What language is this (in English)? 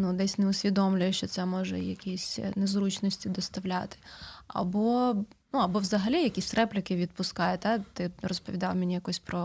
Ukrainian